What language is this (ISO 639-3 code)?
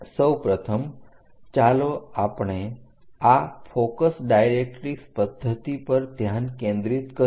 guj